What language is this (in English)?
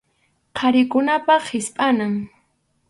Arequipa-La Unión Quechua